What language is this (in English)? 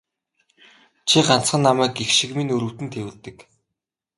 Mongolian